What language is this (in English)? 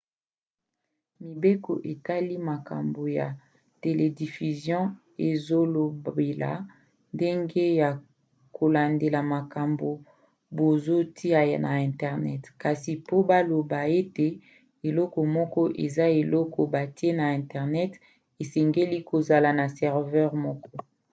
Lingala